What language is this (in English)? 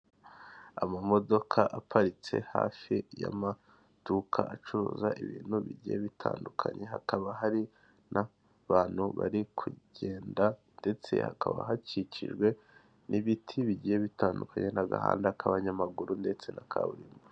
Kinyarwanda